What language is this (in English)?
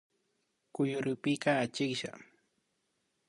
Imbabura Highland Quichua